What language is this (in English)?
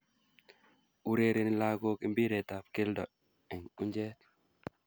Kalenjin